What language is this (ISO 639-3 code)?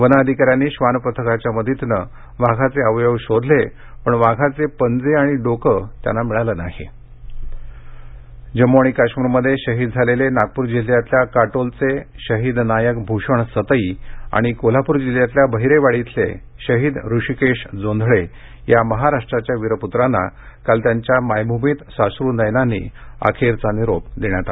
mar